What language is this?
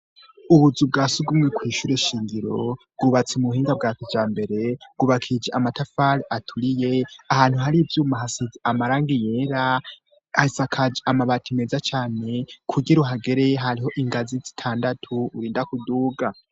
Rundi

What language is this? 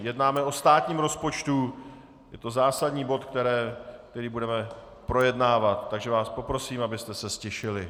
Czech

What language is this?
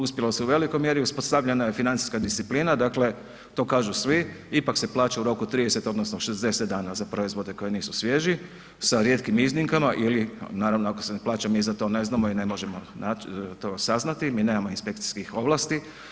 Croatian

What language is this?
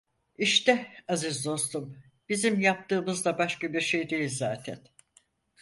Turkish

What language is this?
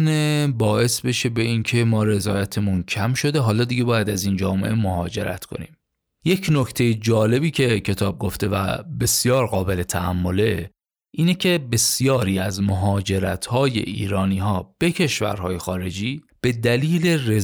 Persian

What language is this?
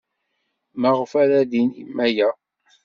Kabyle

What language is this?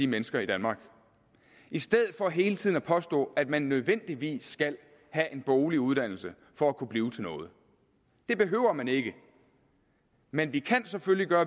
Danish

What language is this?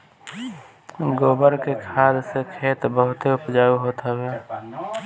Bhojpuri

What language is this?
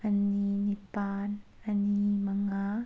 Manipuri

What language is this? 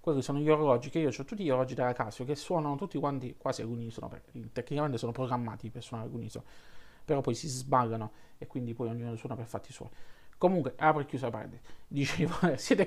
Italian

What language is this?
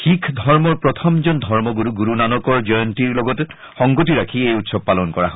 Assamese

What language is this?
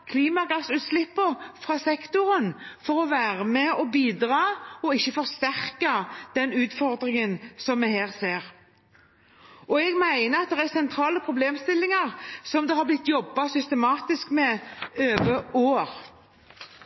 Norwegian Bokmål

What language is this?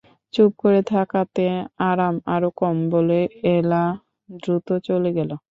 Bangla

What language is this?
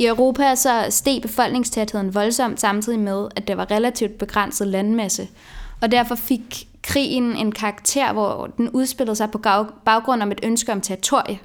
Danish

